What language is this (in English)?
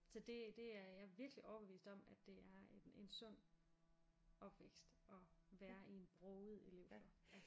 Danish